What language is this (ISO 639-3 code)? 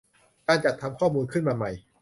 tha